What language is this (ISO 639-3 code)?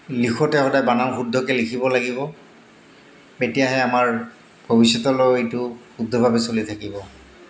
asm